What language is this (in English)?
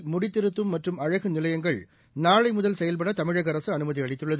Tamil